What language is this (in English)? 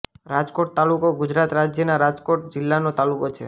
Gujarati